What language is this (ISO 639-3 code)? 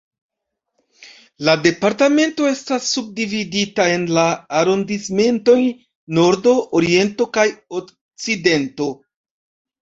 epo